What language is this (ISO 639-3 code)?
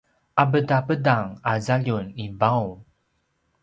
pwn